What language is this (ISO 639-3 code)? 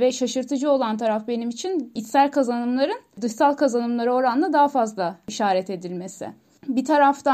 tur